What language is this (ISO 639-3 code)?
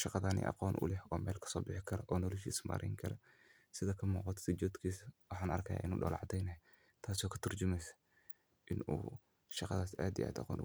som